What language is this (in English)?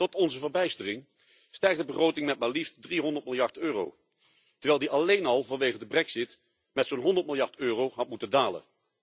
Dutch